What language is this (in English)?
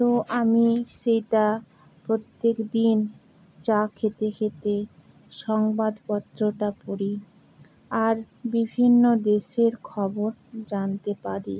Bangla